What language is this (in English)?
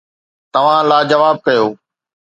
Sindhi